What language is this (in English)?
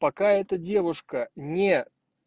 Russian